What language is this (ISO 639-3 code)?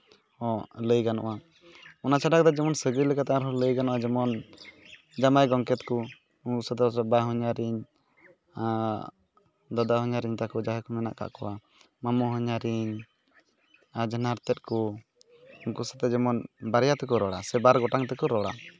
sat